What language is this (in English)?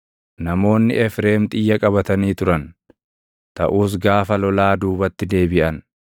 Oromo